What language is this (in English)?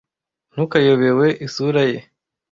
Kinyarwanda